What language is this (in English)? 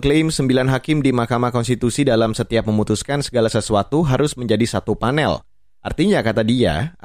Indonesian